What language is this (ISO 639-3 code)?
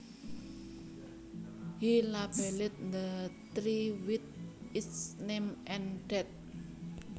jav